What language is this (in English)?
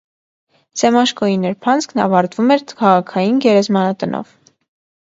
Armenian